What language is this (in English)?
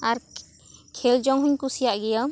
Santali